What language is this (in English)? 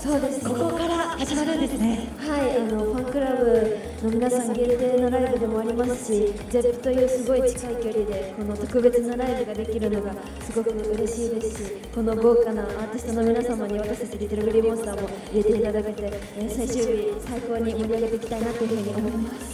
Japanese